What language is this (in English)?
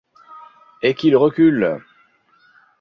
French